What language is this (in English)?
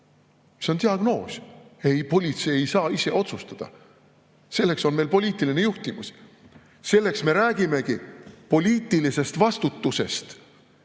Estonian